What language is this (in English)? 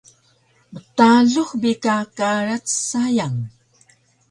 Taroko